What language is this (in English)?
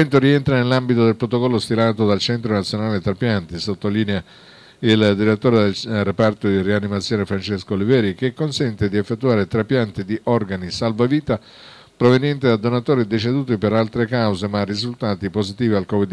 Italian